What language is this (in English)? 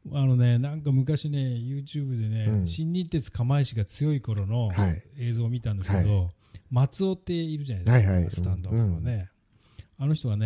Japanese